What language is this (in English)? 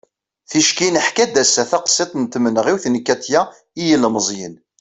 Kabyle